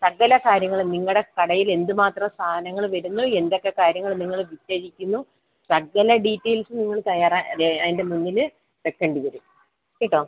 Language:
Malayalam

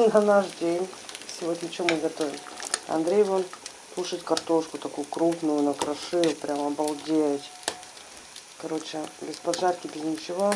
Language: Russian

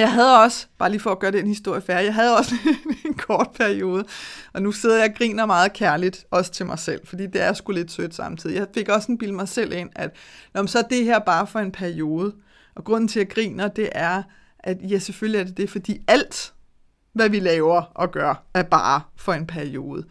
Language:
Danish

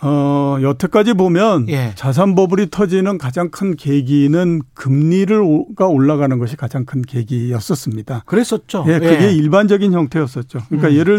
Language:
Korean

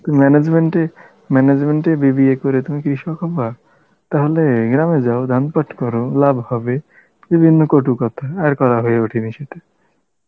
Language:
Bangla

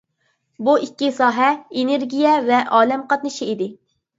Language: Uyghur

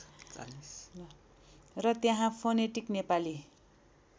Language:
Nepali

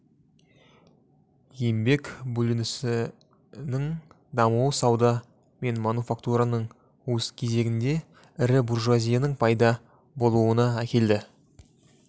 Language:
Kazakh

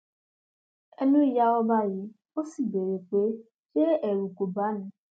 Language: Yoruba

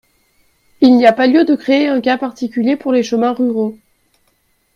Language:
French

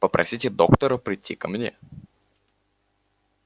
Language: Russian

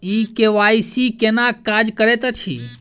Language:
Maithili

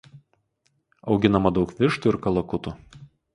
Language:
Lithuanian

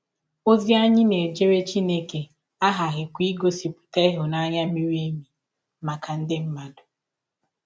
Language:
Igbo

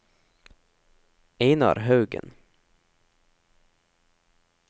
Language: Norwegian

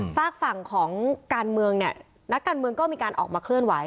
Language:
Thai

